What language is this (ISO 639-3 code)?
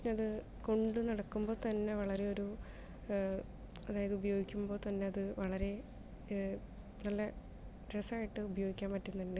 mal